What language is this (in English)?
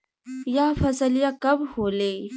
Bhojpuri